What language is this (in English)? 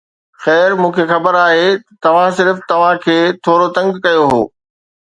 Sindhi